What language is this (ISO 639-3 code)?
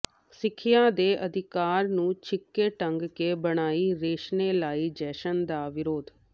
pan